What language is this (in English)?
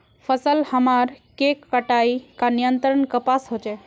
Magahi